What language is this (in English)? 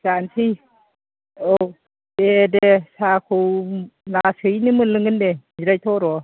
Bodo